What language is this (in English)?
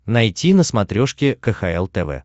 Russian